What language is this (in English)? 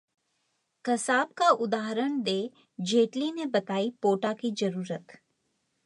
Hindi